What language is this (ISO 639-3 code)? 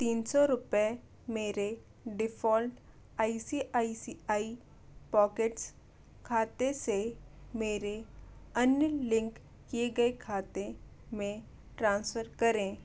hin